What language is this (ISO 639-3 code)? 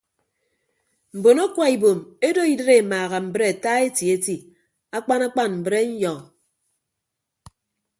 ibb